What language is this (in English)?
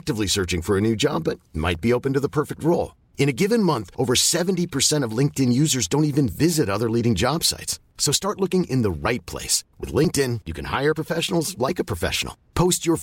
Swedish